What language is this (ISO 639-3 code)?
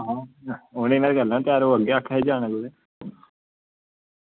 doi